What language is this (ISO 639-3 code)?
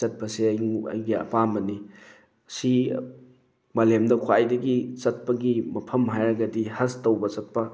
mni